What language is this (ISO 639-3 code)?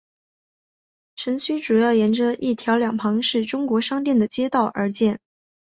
zho